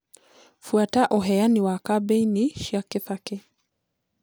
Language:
Kikuyu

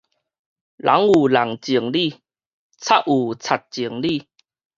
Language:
Min Nan Chinese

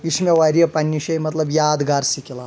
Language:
Kashmiri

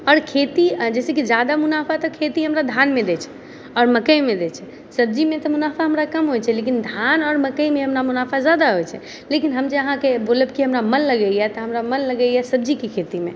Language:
Maithili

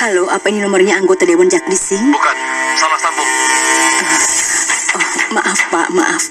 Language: Indonesian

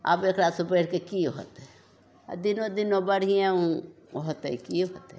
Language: Maithili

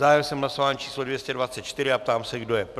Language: Czech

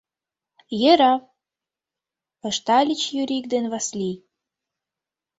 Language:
Mari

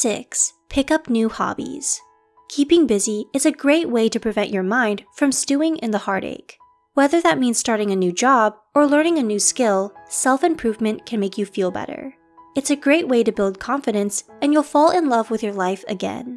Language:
English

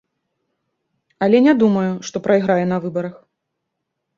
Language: Belarusian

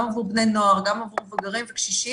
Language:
Hebrew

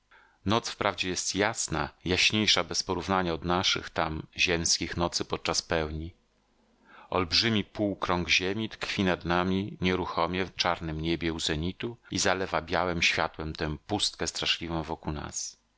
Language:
Polish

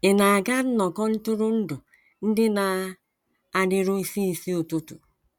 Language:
Igbo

